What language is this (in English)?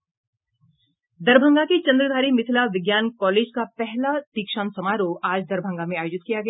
Hindi